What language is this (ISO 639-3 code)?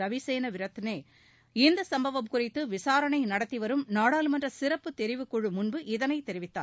tam